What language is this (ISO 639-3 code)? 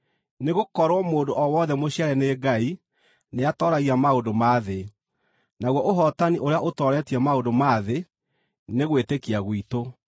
kik